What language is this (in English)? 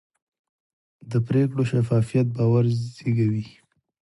Pashto